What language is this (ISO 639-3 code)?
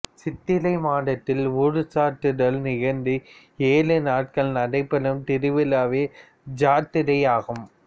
tam